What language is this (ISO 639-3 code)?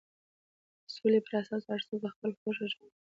pus